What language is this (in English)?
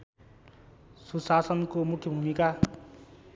Nepali